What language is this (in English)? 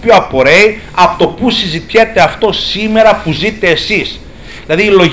Greek